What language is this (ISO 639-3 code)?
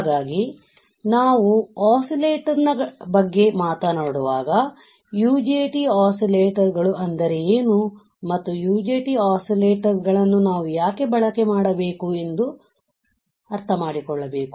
kan